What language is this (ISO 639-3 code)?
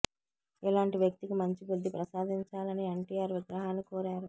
tel